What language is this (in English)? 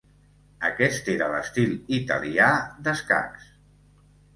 Catalan